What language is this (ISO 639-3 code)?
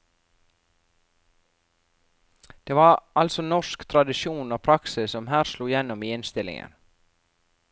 nor